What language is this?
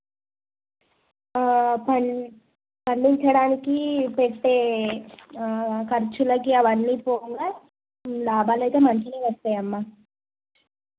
Telugu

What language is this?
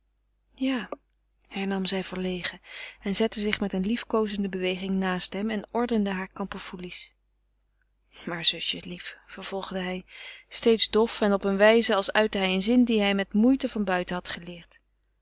Dutch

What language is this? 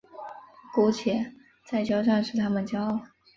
Chinese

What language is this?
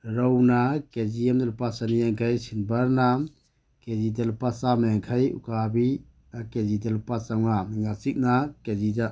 Manipuri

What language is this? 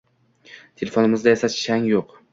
Uzbek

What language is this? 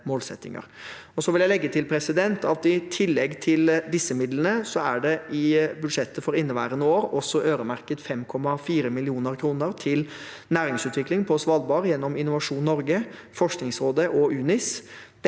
Norwegian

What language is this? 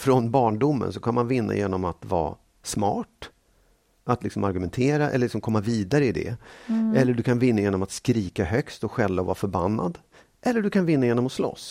Swedish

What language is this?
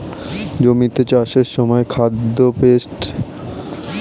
Bangla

